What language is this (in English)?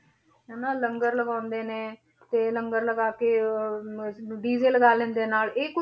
Punjabi